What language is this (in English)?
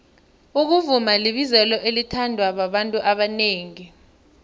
South Ndebele